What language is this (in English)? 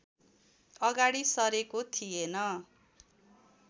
Nepali